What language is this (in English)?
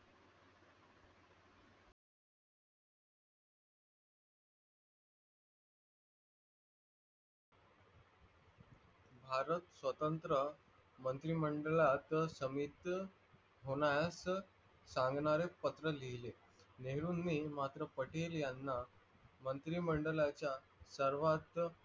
Marathi